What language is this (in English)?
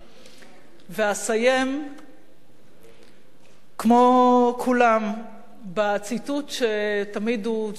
Hebrew